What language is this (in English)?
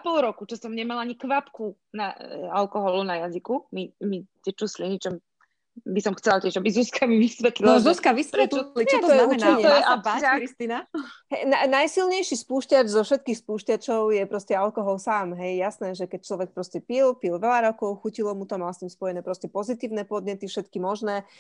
Slovak